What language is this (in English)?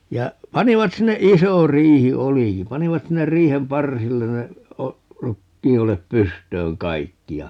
Finnish